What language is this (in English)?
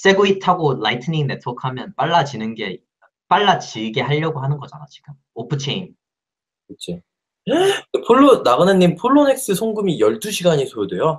Korean